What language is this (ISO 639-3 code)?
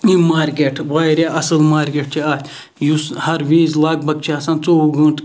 kas